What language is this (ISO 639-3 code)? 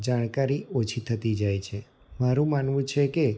guj